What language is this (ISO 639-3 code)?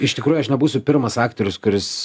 lit